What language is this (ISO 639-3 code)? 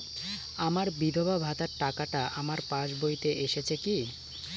ben